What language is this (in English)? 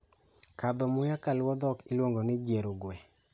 Luo (Kenya and Tanzania)